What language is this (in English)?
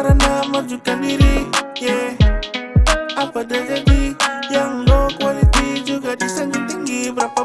Indonesian